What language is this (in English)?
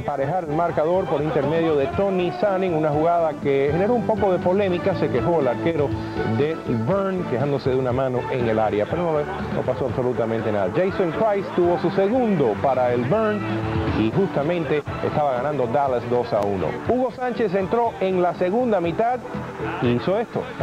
Spanish